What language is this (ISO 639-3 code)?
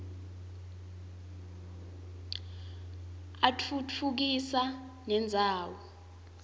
ssw